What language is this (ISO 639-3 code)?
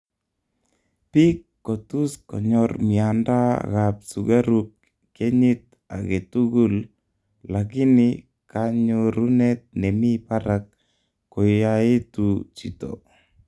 kln